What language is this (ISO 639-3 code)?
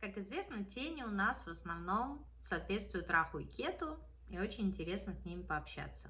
rus